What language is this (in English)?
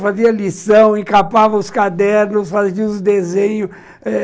Portuguese